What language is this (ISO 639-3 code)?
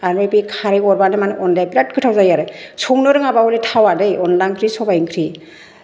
brx